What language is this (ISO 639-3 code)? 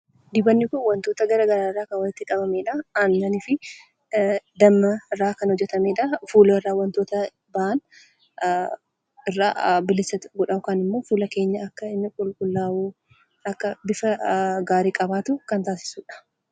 orm